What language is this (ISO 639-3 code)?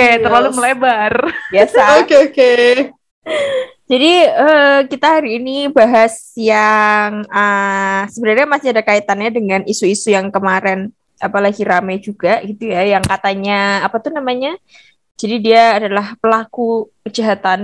ind